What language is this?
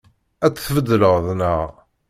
Kabyle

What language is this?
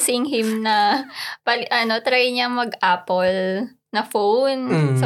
Filipino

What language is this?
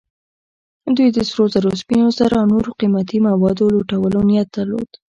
Pashto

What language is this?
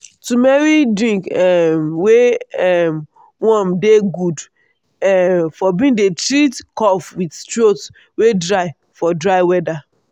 Nigerian Pidgin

